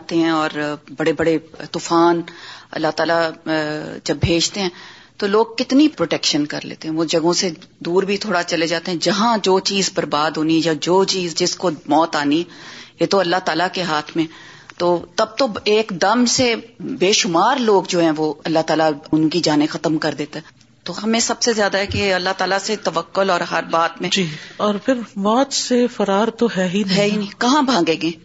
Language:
Urdu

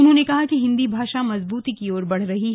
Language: Hindi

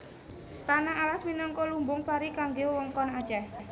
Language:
Javanese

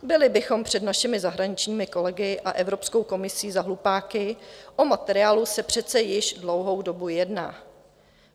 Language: Czech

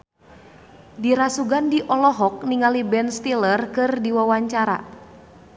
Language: Sundanese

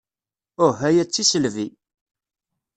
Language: Kabyle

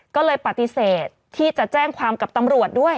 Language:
Thai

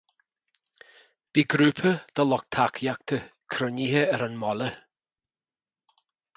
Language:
Irish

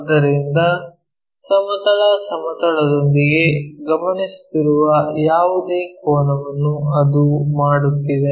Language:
Kannada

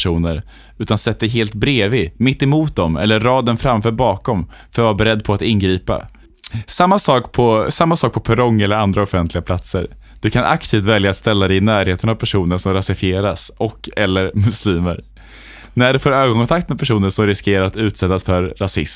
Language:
Swedish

